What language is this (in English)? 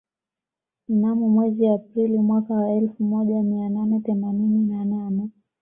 Swahili